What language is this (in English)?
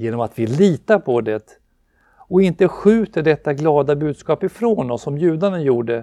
Swedish